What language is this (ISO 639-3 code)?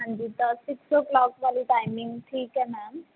pan